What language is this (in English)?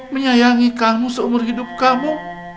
Indonesian